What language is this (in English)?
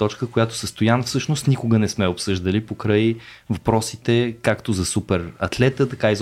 Bulgarian